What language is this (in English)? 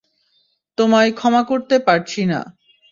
Bangla